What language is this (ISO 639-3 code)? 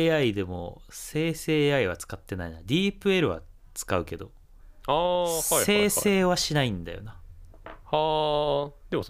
jpn